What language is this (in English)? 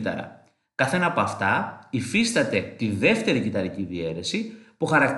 Greek